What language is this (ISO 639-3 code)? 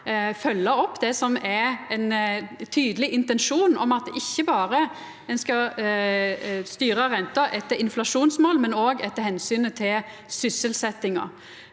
nor